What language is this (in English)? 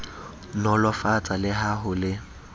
Southern Sotho